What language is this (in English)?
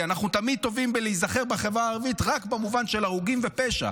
Hebrew